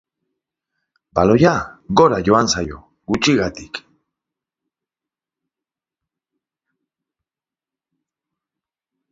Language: Basque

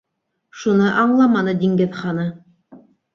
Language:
Bashkir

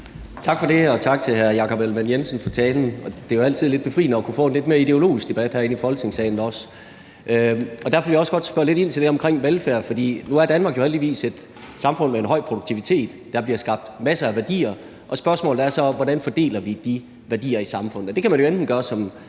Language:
Danish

